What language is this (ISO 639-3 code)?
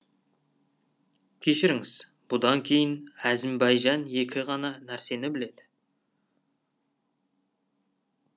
kaz